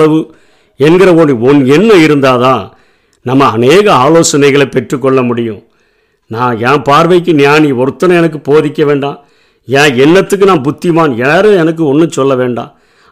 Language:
Tamil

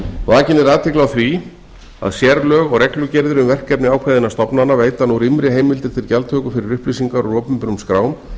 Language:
Icelandic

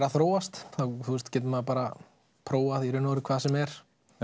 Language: Icelandic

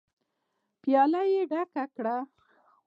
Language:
Pashto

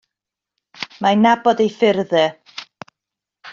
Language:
Welsh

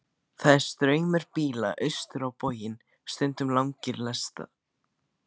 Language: Icelandic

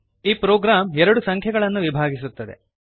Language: Kannada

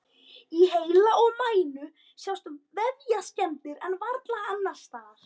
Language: Icelandic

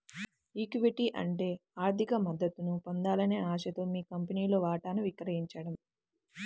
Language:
Telugu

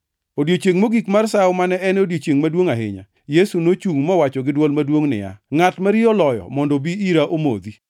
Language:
Luo (Kenya and Tanzania)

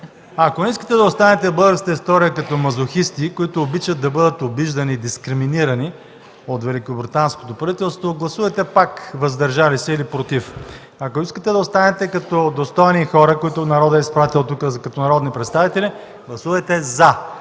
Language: Bulgarian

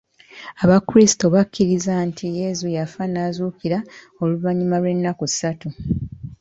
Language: Ganda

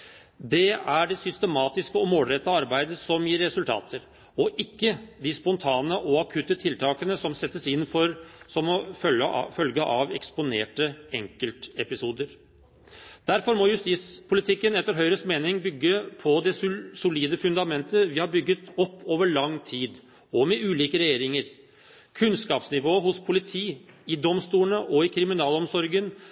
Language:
Norwegian Bokmål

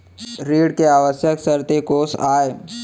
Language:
Chhattisgarhi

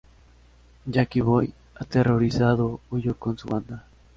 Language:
Spanish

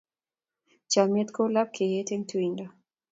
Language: Kalenjin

